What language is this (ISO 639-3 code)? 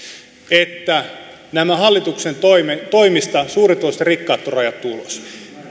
fin